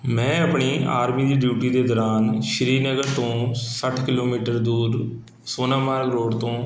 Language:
Punjabi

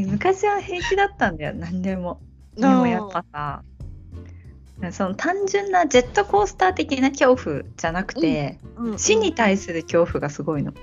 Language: Japanese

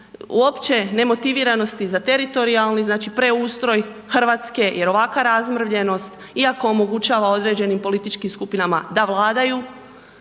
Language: Croatian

